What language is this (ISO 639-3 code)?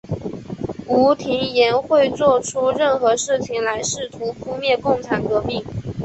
zho